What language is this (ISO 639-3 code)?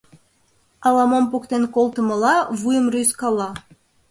chm